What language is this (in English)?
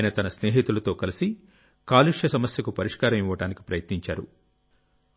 Telugu